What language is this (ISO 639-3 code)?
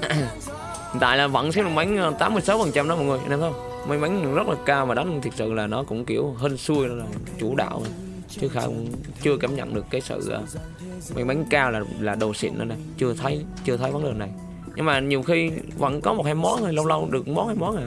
vie